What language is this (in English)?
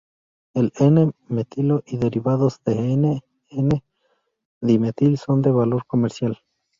Spanish